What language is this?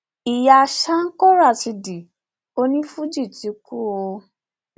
Yoruba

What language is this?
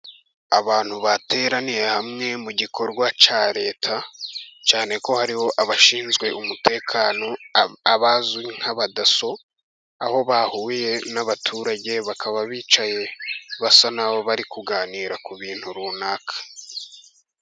Kinyarwanda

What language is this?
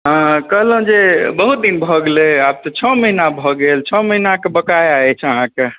Maithili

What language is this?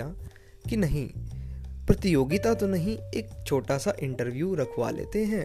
Hindi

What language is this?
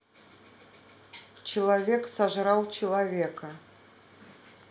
Russian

